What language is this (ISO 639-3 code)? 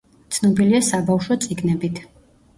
kat